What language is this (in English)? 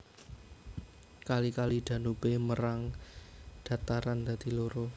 Javanese